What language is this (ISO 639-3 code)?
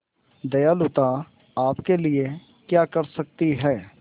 hin